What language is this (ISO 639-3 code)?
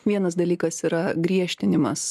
lit